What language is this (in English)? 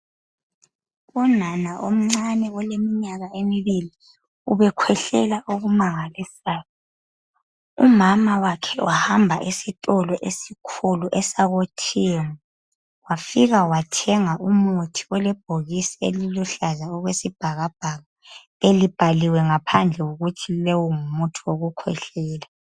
North Ndebele